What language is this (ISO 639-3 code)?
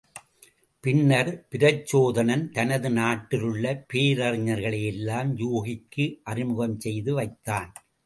tam